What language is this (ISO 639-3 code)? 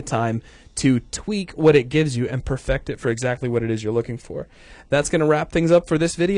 eng